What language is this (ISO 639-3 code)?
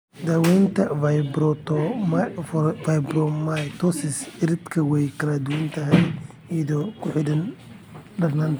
som